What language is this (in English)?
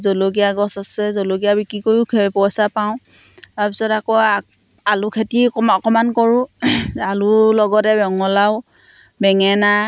Assamese